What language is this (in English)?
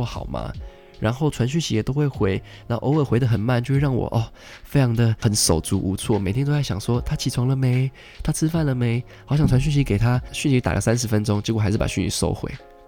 Chinese